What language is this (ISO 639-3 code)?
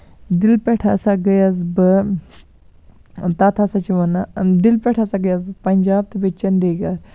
kas